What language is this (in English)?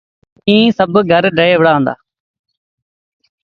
Sindhi Bhil